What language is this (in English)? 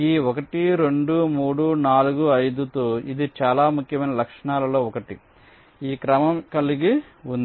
Telugu